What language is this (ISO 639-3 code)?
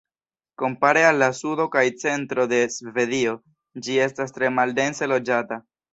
epo